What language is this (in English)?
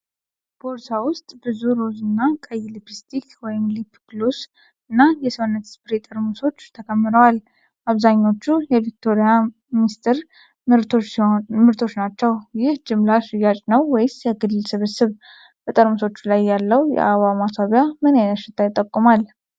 Amharic